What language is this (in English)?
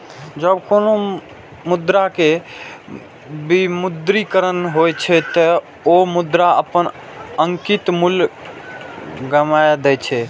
Maithili